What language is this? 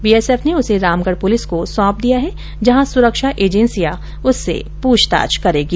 Hindi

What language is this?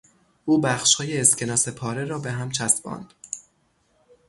Persian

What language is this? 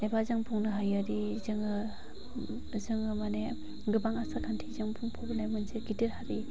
Bodo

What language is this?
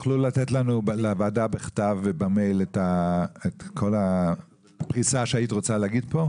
Hebrew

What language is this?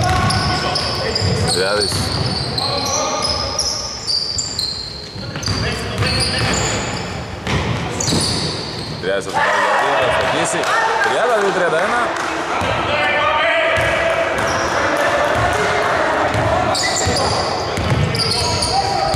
Greek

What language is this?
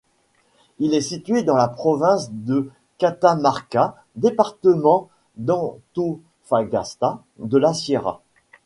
French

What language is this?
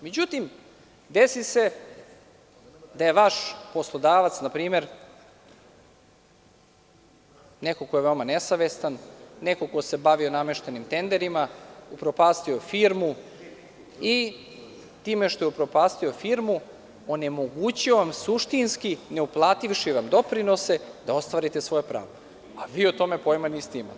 Serbian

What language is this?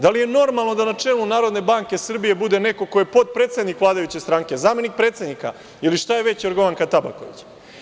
Serbian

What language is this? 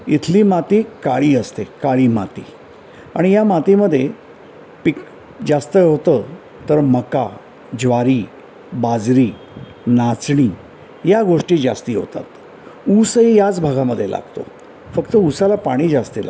Marathi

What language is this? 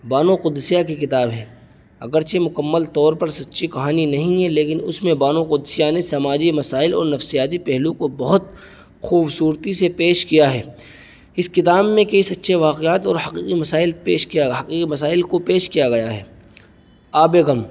Urdu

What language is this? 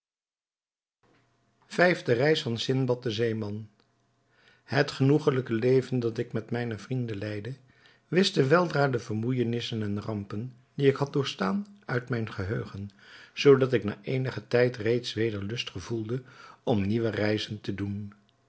Dutch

